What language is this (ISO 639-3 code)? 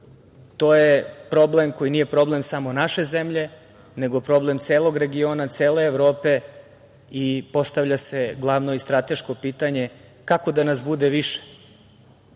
srp